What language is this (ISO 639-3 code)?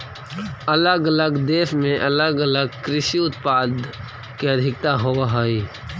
mag